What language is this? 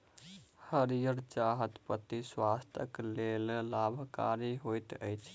Maithili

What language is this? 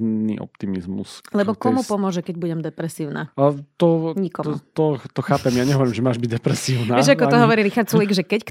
Slovak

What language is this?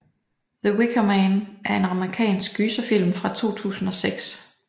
Danish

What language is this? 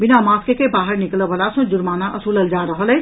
Maithili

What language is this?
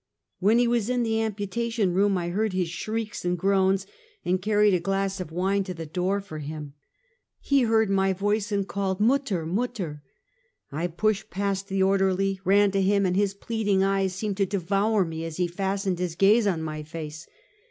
English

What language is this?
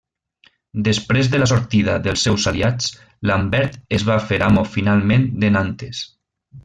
Catalan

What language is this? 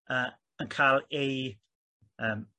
Welsh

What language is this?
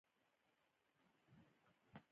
Pashto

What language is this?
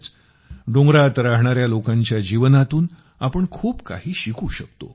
Marathi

